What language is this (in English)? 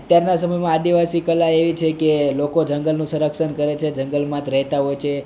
Gujarati